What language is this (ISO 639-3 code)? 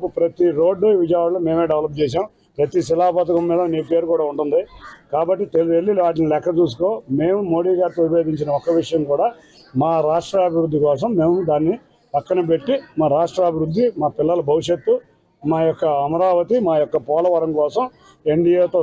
tel